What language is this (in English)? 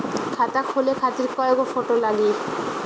Bhojpuri